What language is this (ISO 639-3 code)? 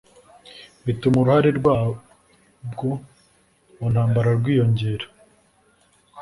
kin